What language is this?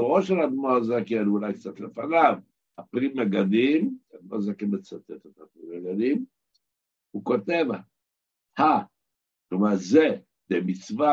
Hebrew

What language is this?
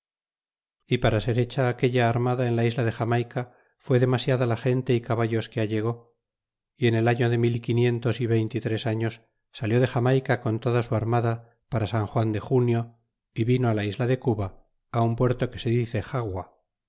Spanish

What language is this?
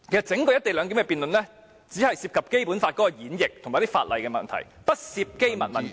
Cantonese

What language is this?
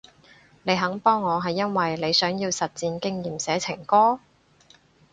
Cantonese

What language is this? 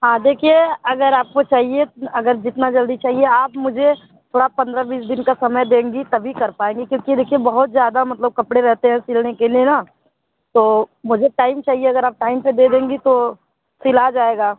Hindi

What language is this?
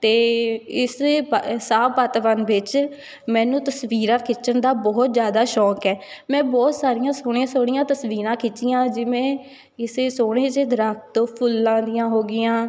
Punjabi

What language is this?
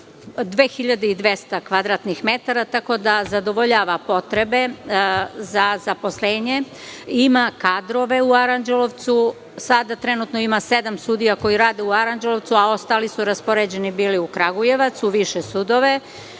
Serbian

